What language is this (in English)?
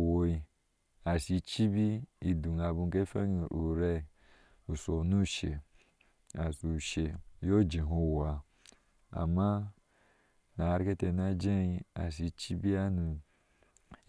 Ashe